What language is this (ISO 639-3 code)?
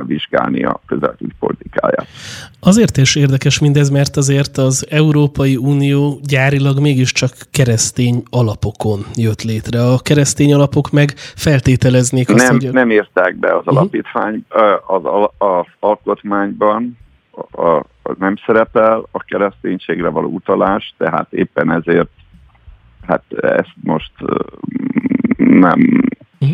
hun